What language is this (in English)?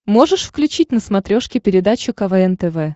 Russian